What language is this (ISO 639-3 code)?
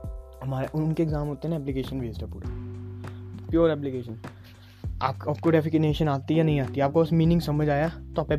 hin